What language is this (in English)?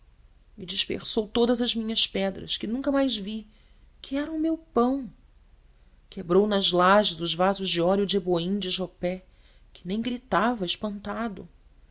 Portuguese